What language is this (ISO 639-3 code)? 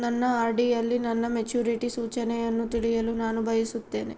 kan